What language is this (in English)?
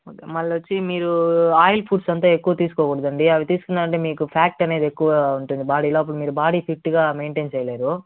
Telugu